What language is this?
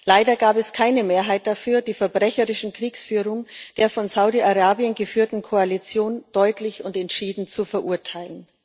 German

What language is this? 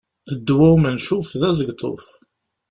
Kabyle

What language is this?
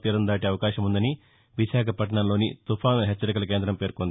Telugu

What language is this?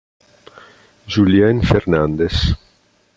Italian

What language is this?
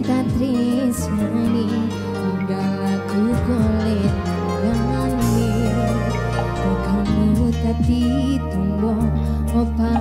Indonesian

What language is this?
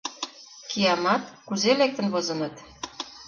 Mari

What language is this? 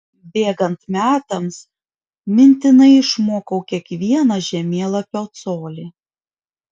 Lithuanian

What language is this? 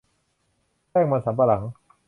Thai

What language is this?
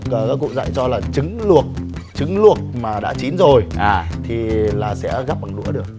Vietnamese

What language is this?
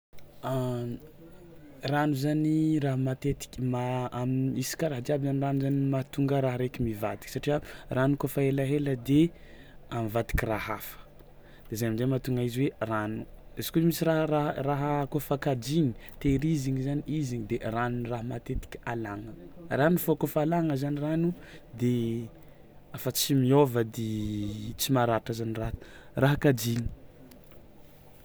Tsimihety Malagasy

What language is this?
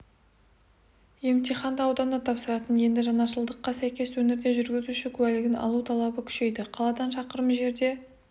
Kazakh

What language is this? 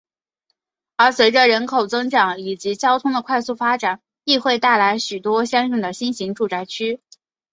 Chinese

